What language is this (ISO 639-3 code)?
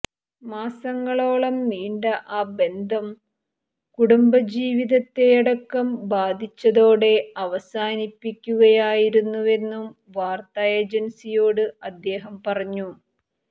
mal